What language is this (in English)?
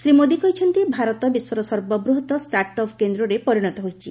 Odia